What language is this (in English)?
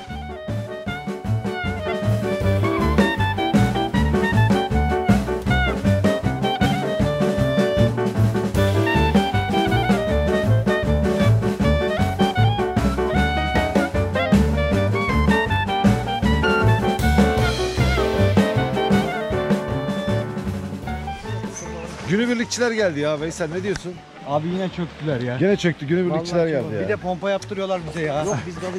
Turkish